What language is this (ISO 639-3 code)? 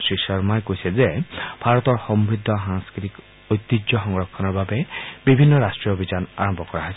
asm